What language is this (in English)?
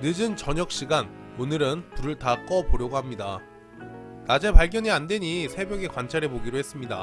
Korean